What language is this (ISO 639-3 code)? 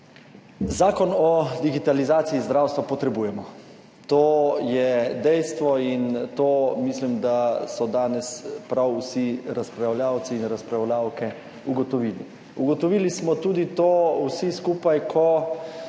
slv